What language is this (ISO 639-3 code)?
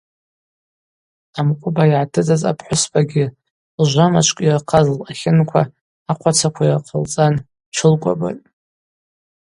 abq